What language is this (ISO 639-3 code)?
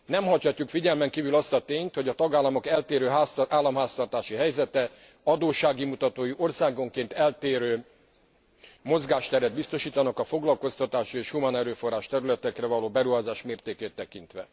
hun